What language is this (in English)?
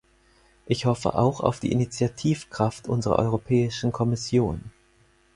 German